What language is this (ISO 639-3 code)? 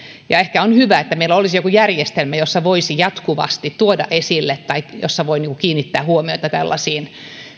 fin